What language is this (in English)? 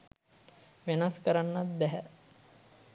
Sinhala